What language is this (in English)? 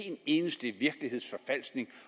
Danish